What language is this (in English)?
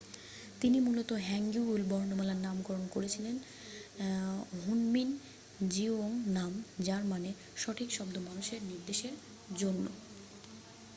Bangla